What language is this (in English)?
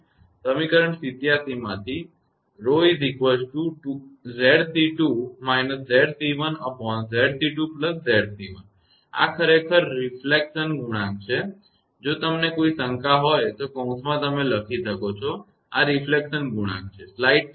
Gujarati